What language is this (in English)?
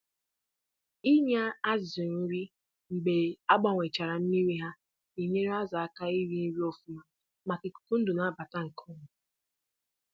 Igbo